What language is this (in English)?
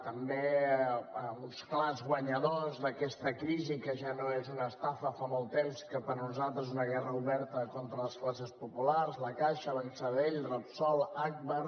Catalan